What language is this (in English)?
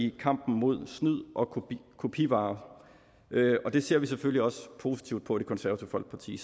Danish